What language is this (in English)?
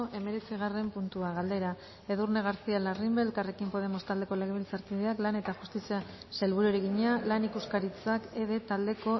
Basque